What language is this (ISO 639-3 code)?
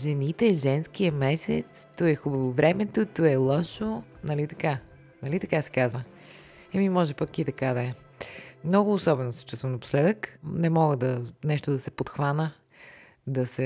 bul